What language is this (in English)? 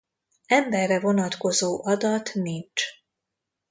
Hungarian